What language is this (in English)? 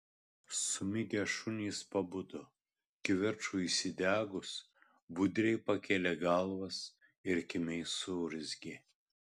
Lithuanian